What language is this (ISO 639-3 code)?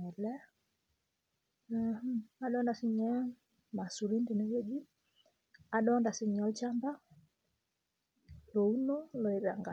mas